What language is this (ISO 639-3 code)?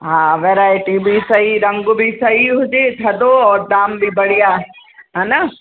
snd